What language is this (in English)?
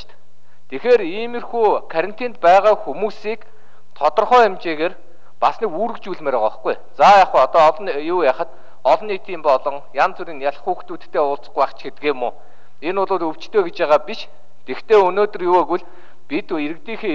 Korean